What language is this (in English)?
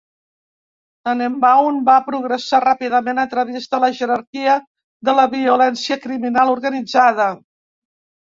Catalan